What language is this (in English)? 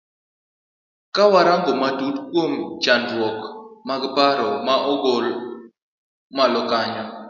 Luo (Kenya and Tanzania)